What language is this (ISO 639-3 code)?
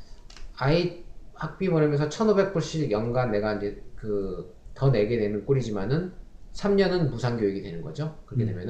kor